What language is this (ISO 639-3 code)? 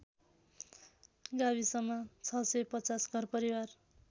nep